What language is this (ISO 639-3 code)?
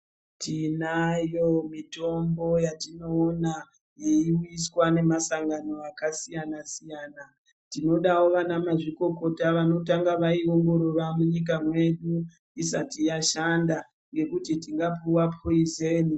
ndc